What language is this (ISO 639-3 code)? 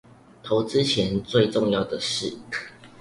zho